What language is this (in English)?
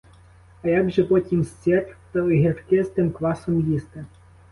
Ukrainian